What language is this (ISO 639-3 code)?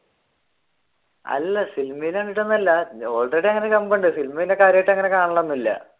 mal